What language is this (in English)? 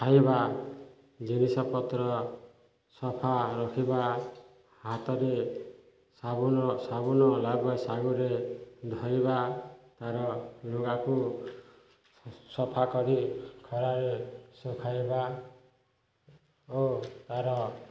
Odia